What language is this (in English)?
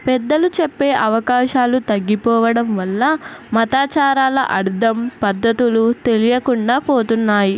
Telugu